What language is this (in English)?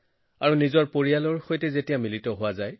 Assamese